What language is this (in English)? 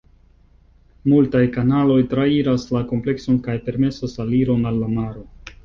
Esperanto